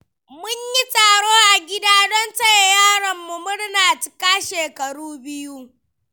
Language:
Hausa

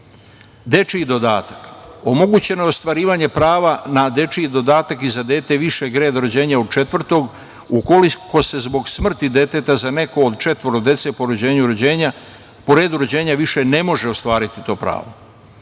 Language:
Serbian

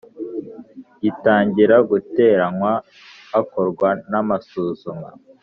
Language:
Kinyarwanda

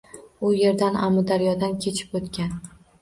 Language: Uzbek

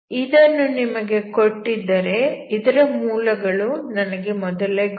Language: Kannada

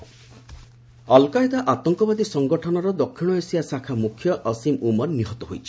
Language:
Odia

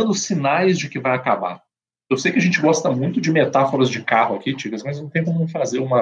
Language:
Portuguese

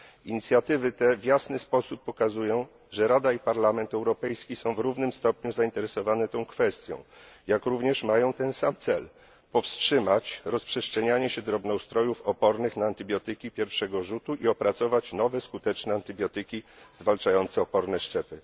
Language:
Polish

